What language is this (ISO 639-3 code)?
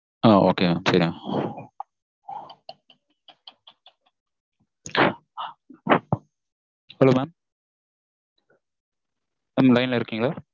tam